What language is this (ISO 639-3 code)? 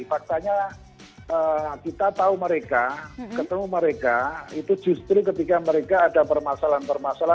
ind